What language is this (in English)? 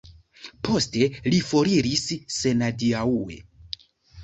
Esperanto